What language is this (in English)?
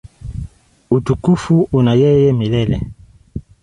Swahili